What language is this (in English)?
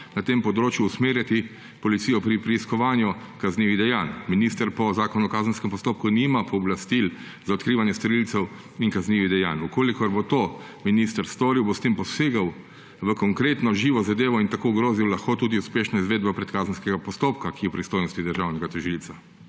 Slovenian